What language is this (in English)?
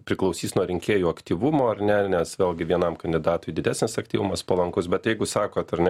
Lithuanian